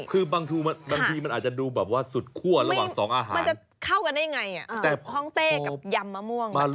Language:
Thai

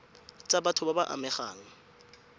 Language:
Tswana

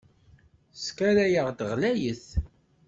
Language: Kabyle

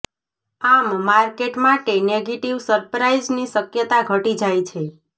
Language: Gujarati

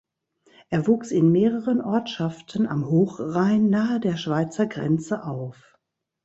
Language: German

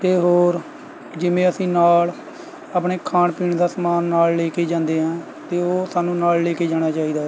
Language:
Punjabi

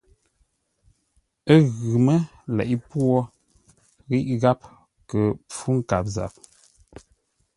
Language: Ngombale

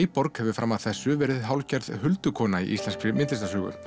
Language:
Icelandic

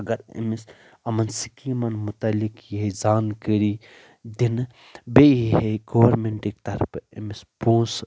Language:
Kashmiri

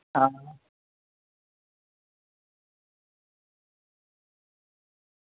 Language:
Dogri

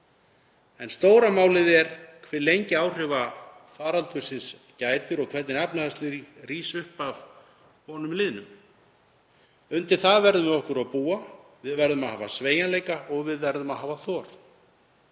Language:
Icelandic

